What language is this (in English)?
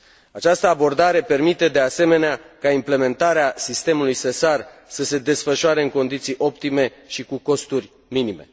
Romanian